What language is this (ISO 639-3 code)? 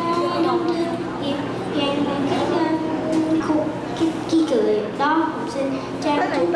vie